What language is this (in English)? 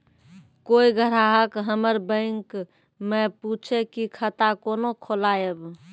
Maithili